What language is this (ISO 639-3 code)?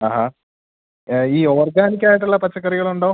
mal